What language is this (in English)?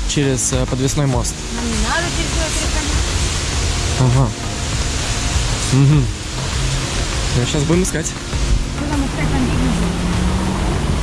Russian